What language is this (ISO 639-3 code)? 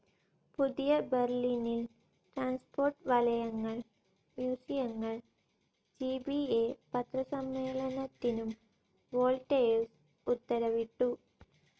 mal